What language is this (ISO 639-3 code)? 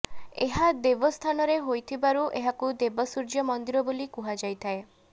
ori